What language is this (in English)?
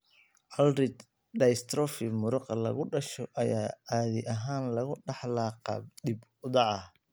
Somali